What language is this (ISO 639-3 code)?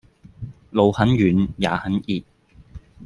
yue